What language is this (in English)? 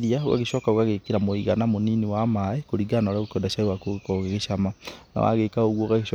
Kikuyu